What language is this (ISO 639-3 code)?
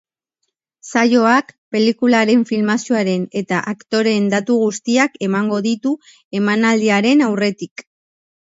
eus